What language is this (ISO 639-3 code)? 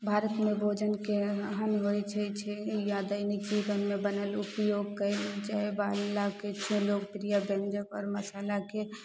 mai